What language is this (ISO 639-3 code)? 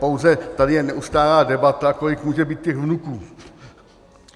ces